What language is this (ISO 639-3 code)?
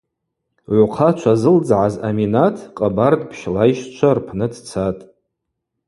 abq